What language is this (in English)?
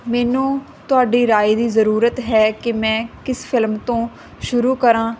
Punjabi